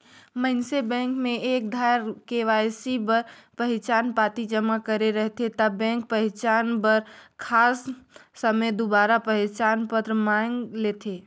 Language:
Chhattisgarhi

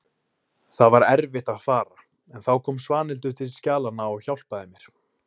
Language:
Icelandic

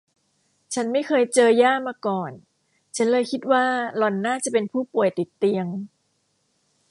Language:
Thai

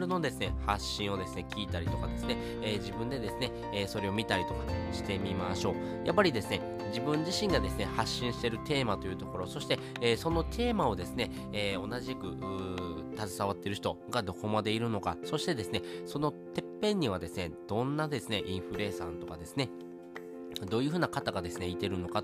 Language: Japanese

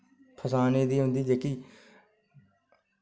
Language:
Dogri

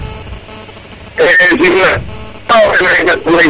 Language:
Serer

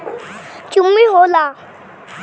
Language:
Bhojpuri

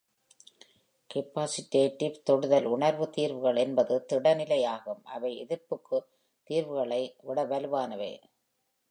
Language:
Tamil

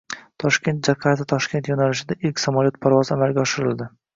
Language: Uzbek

